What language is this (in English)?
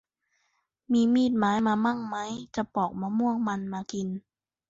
Thai